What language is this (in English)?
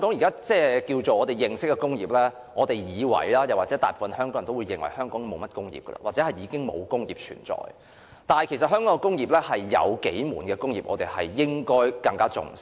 Cantonese